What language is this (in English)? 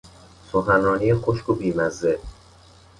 Persian